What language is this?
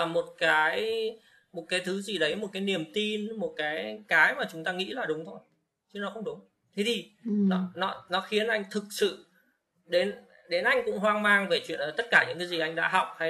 Vietnamese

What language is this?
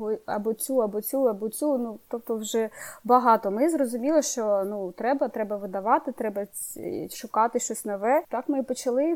Ukrainian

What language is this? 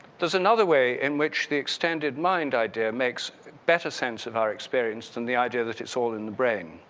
English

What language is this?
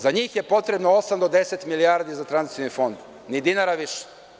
Serbian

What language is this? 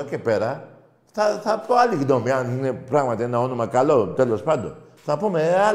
Greek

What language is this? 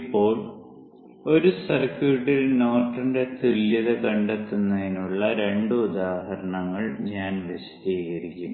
Malayalam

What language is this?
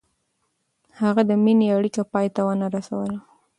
Pashto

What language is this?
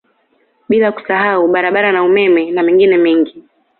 Swahili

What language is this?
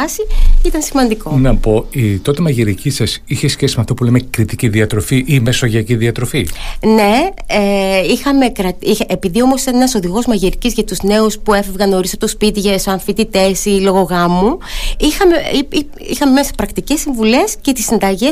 Greek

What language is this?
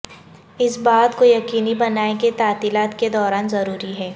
Urdu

